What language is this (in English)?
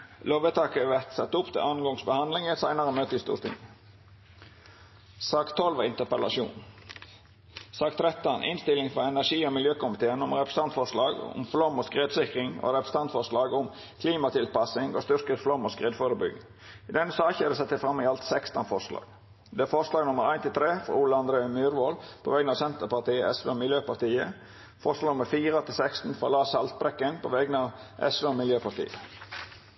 Norwegian Nynorsk